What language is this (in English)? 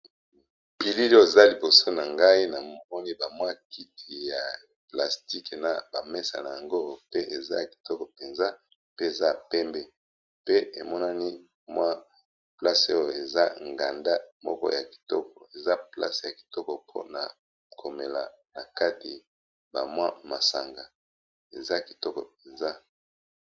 Lingala